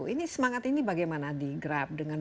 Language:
Indonesian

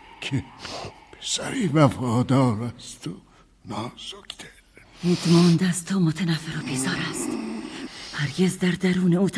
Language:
Persian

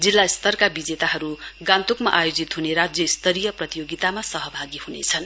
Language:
Nepali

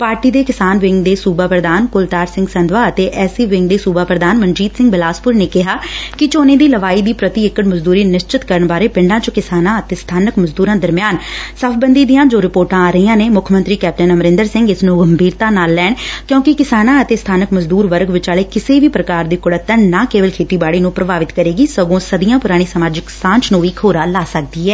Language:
Punjabi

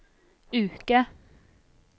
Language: Norwegian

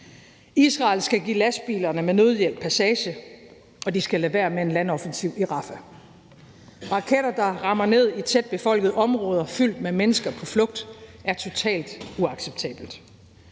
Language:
Danish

